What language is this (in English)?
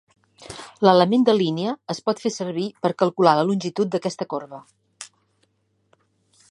Catalan